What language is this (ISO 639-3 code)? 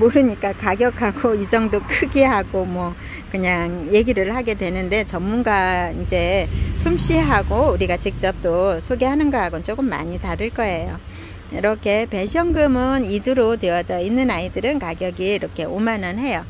kor